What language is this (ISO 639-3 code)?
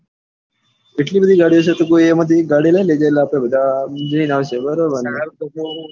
guj